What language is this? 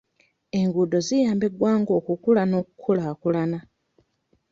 Ganda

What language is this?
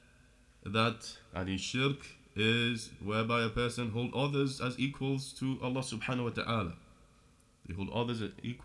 English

